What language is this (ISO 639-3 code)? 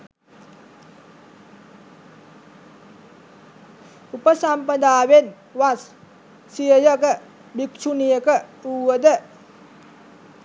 sin